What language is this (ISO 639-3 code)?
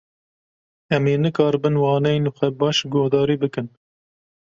kur